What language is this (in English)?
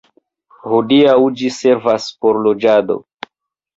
Esperanto